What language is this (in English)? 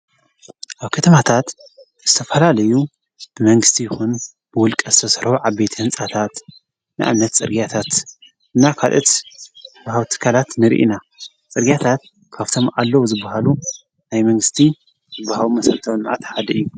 Tigrinya